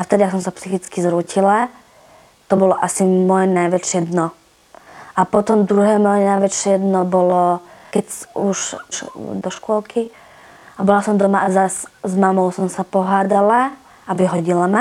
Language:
Slovak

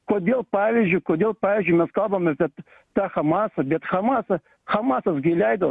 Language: Lithuanian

